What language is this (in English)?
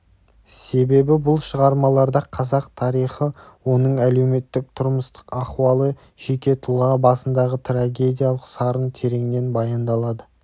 Kazakh